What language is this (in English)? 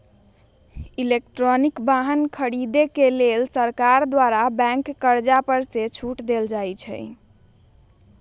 Magahi